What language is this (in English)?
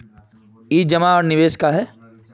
Magahi